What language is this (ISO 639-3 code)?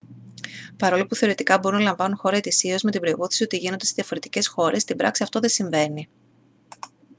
ell